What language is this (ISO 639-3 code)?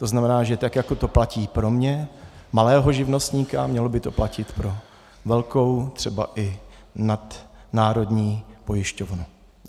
ces